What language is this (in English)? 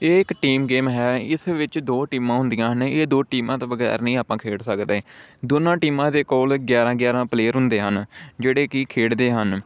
Punjabi